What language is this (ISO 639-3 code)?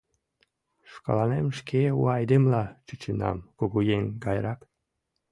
chm